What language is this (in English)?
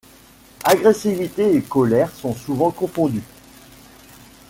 French